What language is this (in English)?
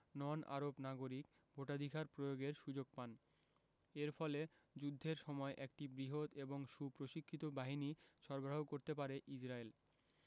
Bangla